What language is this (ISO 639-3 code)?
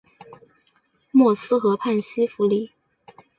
zho